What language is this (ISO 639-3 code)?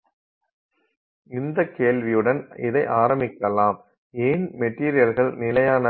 tam